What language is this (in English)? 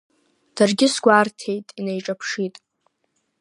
Abkhazian